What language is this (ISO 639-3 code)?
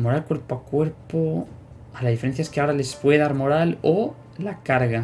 spa